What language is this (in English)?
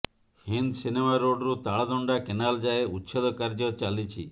Odia